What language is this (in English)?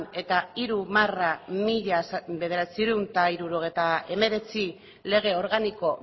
Basque